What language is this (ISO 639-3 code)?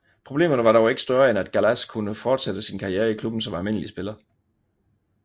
dan